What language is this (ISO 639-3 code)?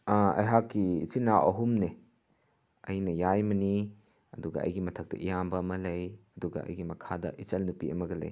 mni